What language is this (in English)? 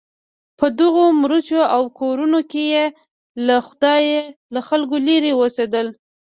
Pashto